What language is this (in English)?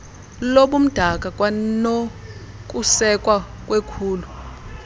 Xhosa